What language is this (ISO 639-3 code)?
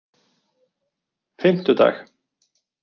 isl